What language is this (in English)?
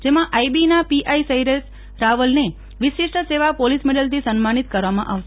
Gujarati